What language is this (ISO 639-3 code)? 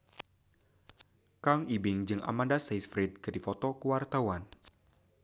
sun